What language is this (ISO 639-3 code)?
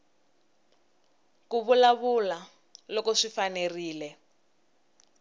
tso